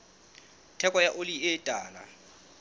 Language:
Southern Sotho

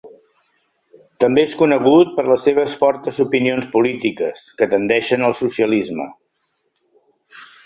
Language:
Catalan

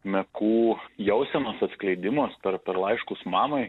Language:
Lithuanian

